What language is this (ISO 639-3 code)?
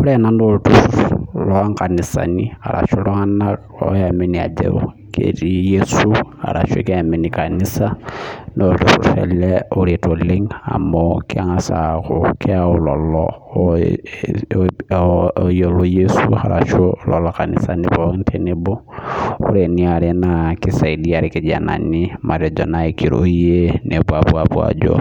mas